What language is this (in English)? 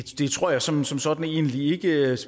Danish